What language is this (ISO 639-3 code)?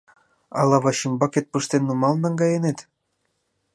chm